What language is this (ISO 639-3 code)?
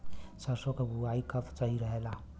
bho